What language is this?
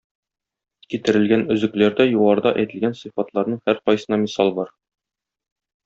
Tatar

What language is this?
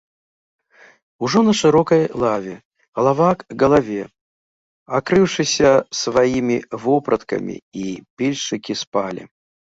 Belarusian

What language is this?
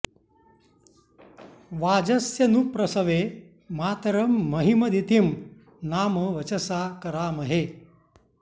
Sanskrit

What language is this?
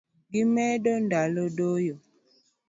Luo (Kenya and Tanzania)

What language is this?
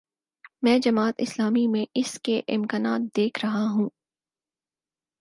Urdu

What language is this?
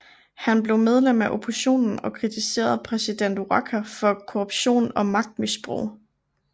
Danish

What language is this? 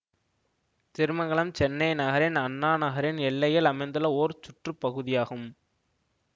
Tamil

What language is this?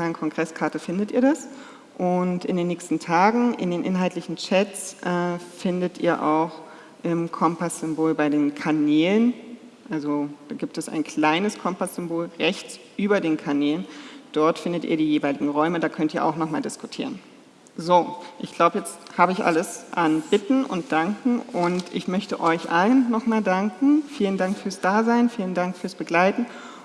German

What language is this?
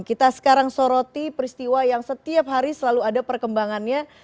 Indonesian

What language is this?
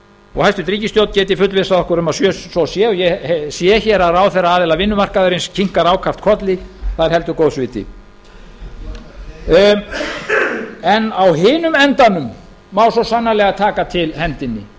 Icelandic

